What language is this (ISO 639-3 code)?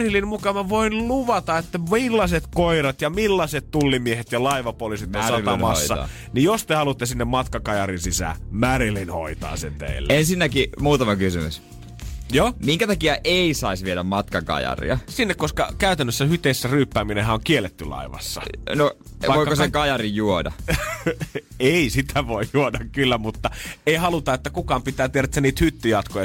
fin